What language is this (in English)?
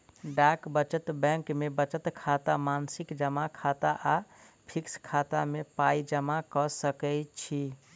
Maithili